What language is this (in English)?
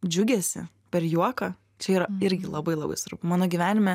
Lithuanian